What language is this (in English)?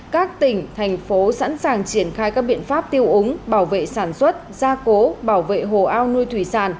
Vietnamese